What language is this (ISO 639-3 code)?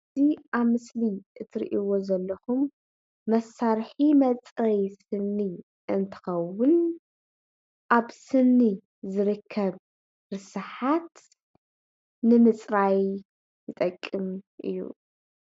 tir